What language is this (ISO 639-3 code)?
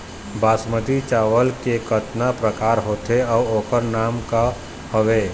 hne